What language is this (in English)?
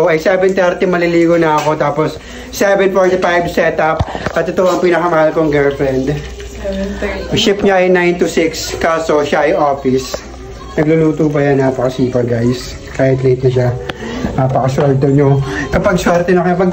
Filipino